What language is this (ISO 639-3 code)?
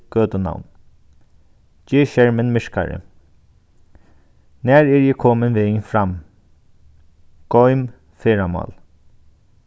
fao